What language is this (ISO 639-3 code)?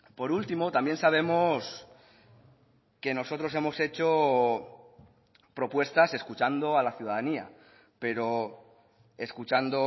spa